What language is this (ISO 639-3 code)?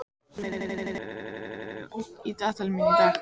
isl